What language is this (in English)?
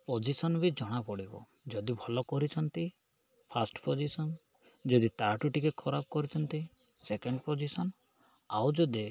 Odia